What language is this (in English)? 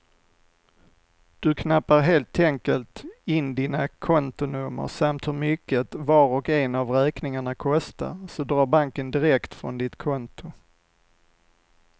Swedish